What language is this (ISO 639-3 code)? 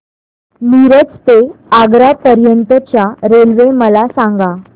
mar